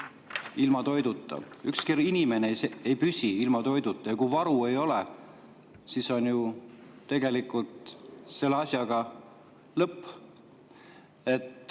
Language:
Estonian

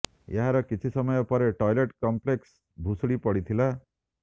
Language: Odia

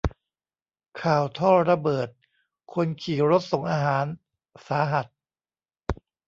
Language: Thai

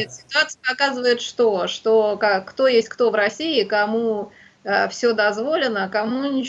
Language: Russian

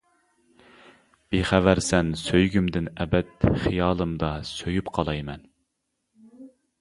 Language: Uyghur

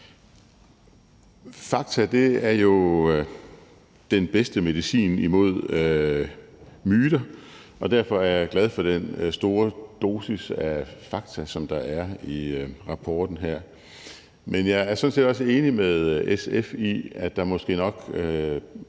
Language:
Danish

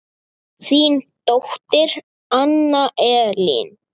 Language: Icelandic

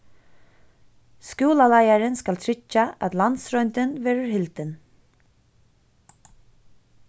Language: Faroese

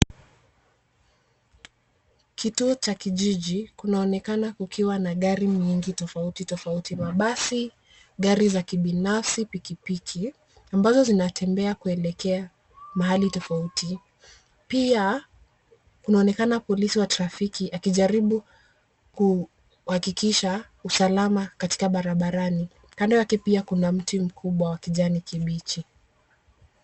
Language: Swahili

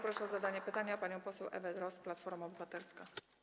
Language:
Polish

